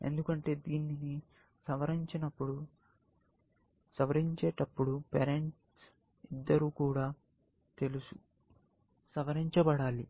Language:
Telugu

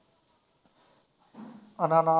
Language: Punjabi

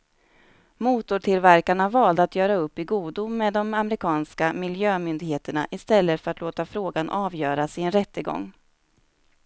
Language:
Swedish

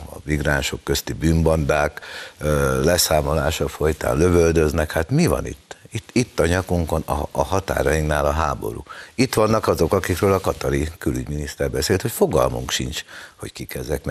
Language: Hungarian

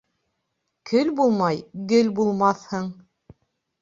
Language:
Bashkir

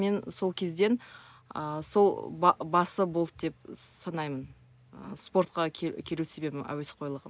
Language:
Kazakh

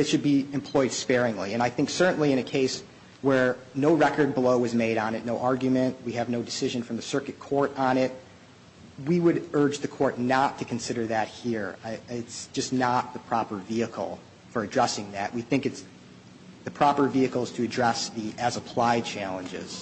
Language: English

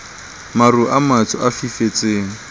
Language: Southern Sotho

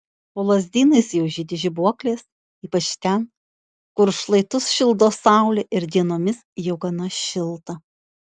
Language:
Lithuanian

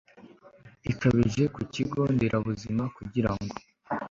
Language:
Kinyarwanda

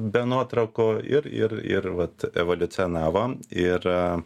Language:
Lithuanian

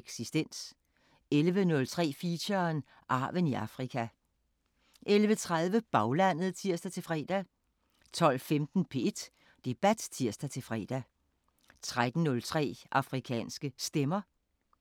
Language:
Danish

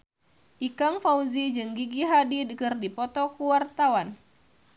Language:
Sundanese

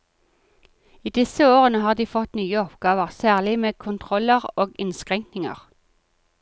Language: Norwegian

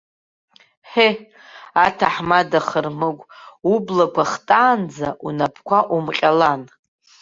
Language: Abkhazian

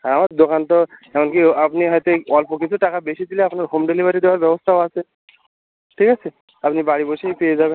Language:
Bangla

